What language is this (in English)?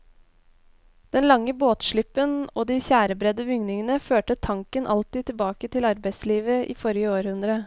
Norwegian